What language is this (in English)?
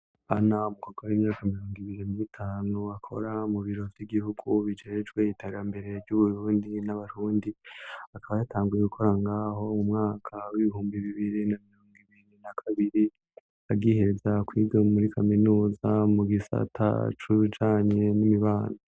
Rundi